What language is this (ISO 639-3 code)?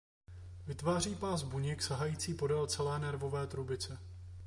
ces